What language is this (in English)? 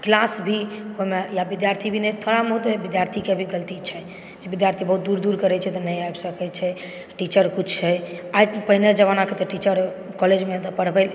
Maithili